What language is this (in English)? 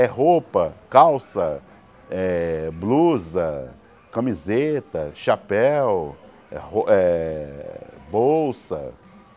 Portuguese